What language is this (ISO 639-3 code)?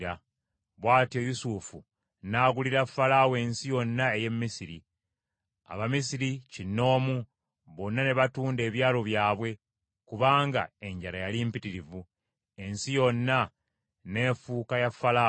lug